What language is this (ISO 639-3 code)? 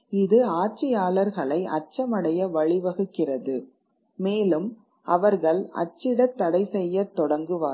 tam